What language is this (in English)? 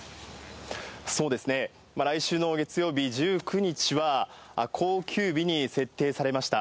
Japanese